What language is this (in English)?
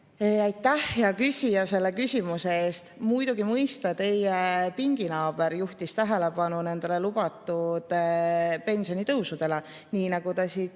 Estonian